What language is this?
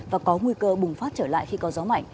Vietnamese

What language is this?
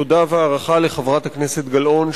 Hebrew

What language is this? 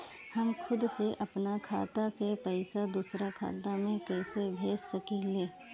Bhojpuri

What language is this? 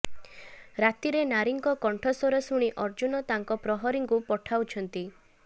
Odia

